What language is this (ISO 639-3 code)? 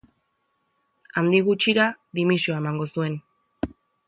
eus